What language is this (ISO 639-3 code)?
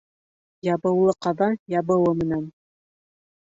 bak